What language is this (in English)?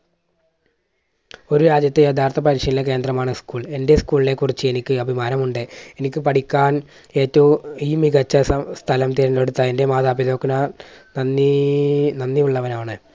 Malayalam